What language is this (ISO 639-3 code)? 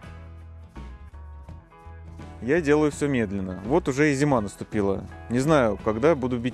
rus